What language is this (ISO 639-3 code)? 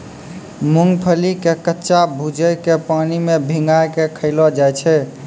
mai